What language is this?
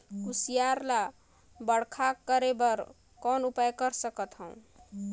Chhattisgarhi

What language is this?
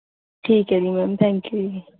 Punjabi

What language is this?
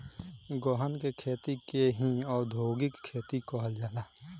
Bhojpuri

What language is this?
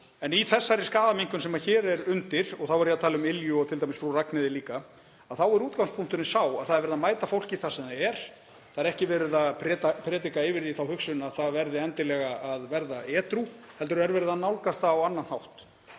Icelandic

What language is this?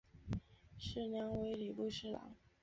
Chinese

